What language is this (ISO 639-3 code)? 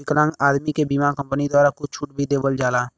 bho